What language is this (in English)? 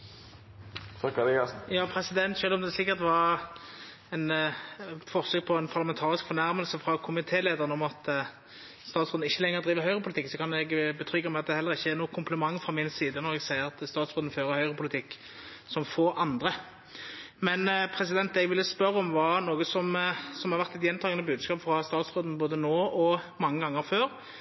Norwegian Nynorsk